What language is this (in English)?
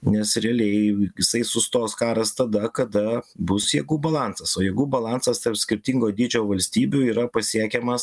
Lithuanian